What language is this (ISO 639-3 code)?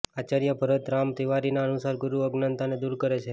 guj